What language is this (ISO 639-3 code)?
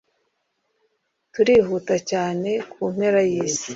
kin